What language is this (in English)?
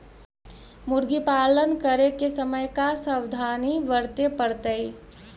Magahi